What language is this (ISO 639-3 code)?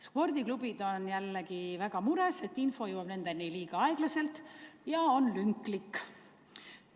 est